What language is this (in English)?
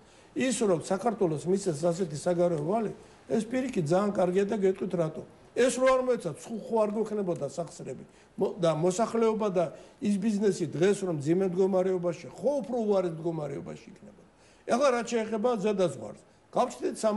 Turkish